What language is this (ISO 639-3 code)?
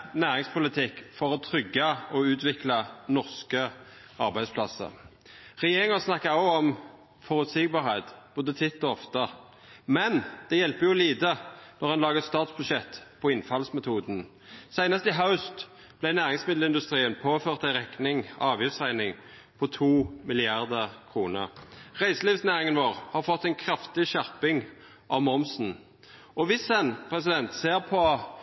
nno